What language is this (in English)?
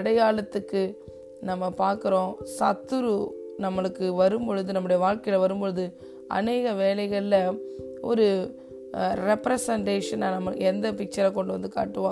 Tamil